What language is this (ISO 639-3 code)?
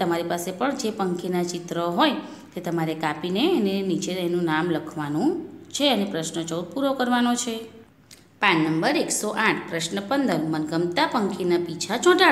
ind